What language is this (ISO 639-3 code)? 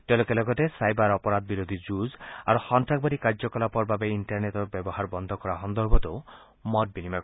asm